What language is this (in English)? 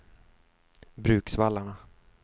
Swedish